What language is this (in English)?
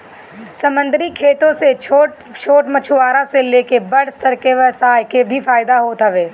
Bhojpuri